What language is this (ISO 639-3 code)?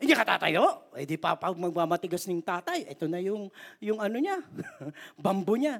fil